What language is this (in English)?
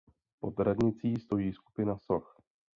Czech